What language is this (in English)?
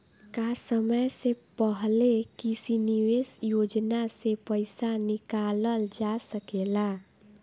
Bhojpuri